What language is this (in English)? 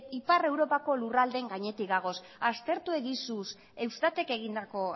Basque